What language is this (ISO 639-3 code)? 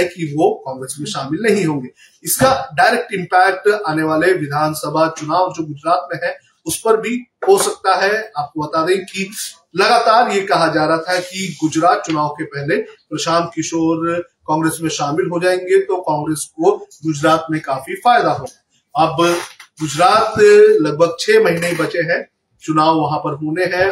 hin